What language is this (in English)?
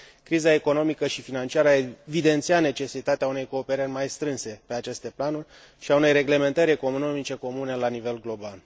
Romanian